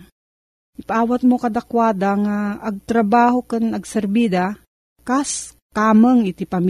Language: Filipino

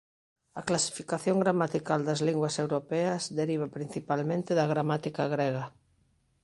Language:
Galician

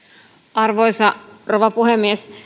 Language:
Finnish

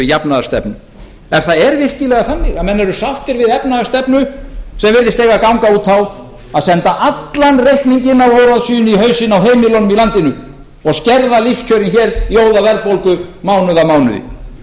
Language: Icelandic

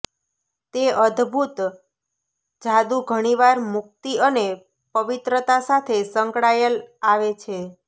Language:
Gujarati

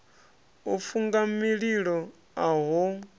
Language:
Venda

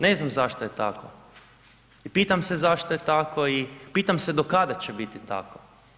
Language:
Croatian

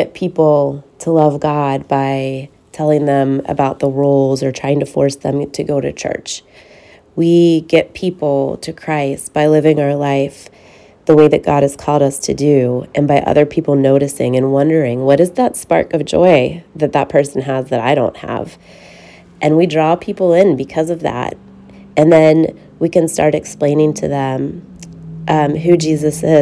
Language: English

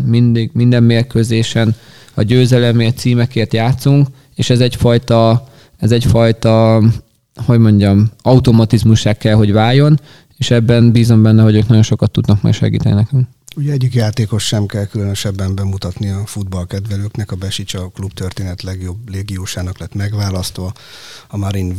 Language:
Hungarian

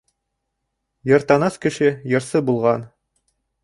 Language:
Bashkir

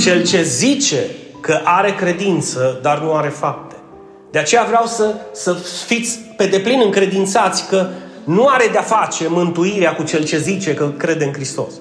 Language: Romanian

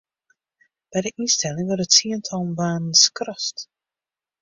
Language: Western Frisian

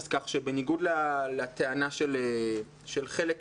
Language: Hebrew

